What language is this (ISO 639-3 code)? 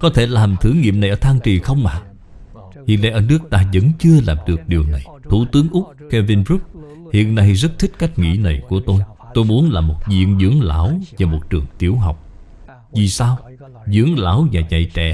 vie